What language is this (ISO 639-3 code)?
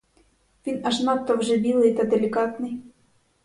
ukr